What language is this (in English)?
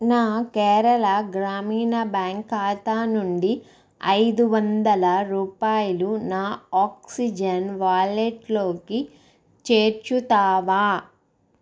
Telugu